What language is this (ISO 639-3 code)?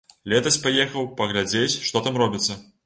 bel